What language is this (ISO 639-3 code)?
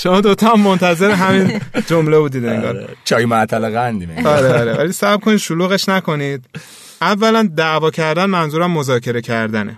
fas